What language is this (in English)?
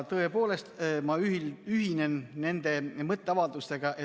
Estonian